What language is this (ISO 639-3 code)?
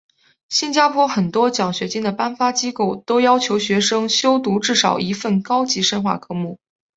zho